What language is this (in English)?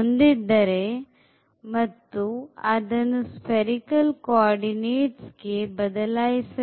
Kannada